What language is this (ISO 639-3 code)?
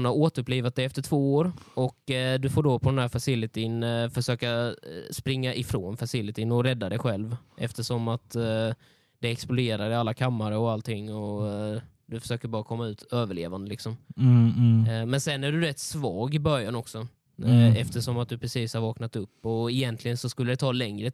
swe